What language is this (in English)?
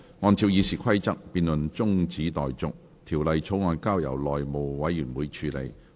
Cantonese